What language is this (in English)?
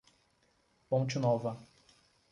Portuguese